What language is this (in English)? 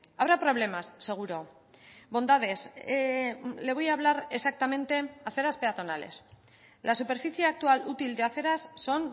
Spanish